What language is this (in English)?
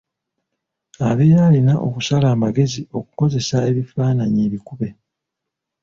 Ganda